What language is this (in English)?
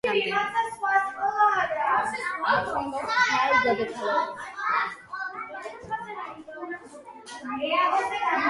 Georgian